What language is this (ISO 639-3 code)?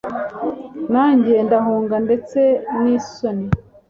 kin